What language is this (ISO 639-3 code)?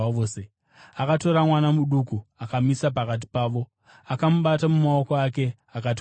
sna